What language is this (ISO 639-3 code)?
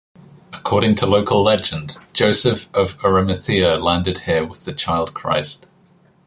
eng